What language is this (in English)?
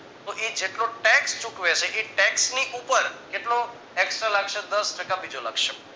Gujarati